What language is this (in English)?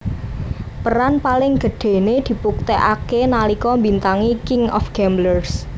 Javanese